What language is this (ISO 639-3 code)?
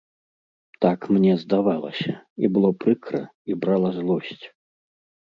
bel